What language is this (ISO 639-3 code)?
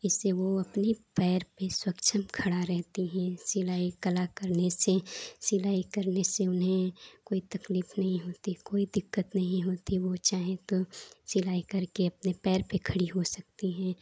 hin